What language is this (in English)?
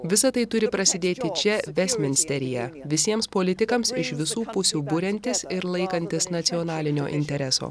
Lithuanian